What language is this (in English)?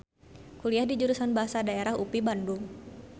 Sundanese